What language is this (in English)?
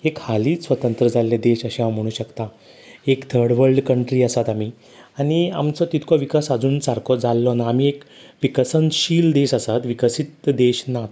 Konkani